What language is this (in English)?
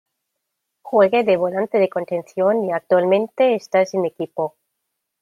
Spanish